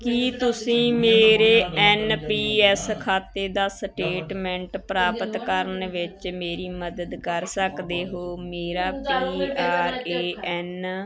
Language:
Punjabi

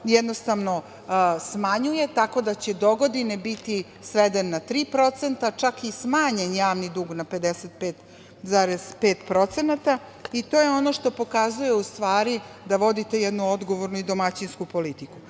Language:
Serbian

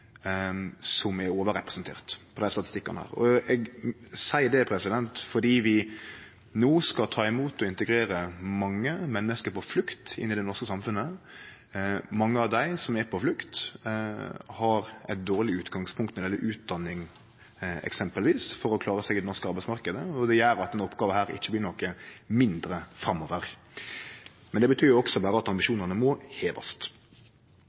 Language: Norwegian Nynorsk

